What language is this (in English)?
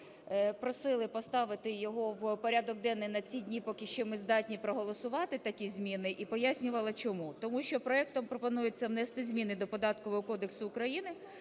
Ukrainian